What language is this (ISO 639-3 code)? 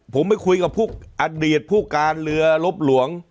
tha